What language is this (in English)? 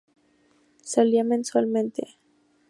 Spanish